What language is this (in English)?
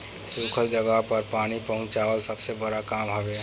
Bhojpuri